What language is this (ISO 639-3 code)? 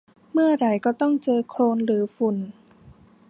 tha